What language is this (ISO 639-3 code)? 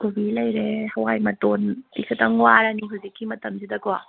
mni